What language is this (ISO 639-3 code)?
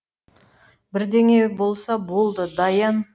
kaz